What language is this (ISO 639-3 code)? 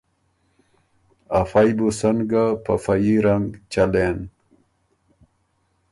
oru